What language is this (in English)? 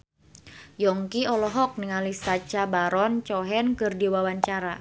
Sundanese